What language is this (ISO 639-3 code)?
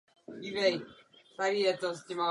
ces